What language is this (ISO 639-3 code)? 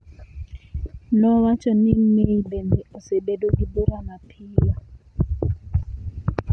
luo